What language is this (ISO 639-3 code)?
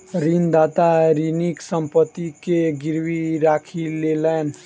mai